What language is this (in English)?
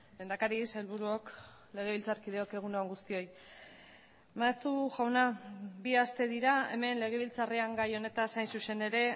Basque